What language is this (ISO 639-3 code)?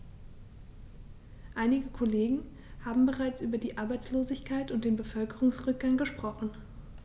deu